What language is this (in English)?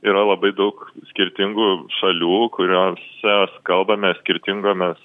Lithuanian